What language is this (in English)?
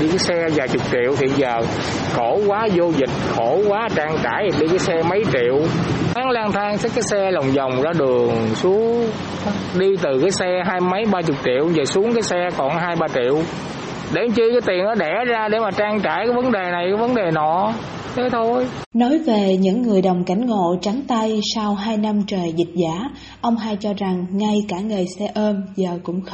Vietnamese